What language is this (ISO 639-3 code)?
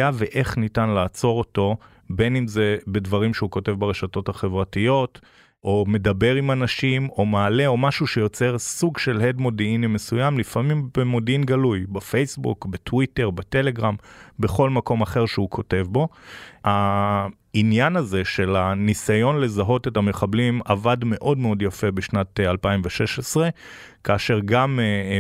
heb